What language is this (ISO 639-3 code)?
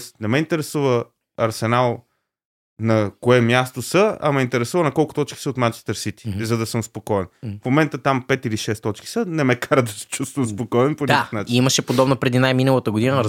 bul